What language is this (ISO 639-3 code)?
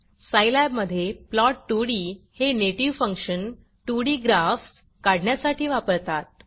mar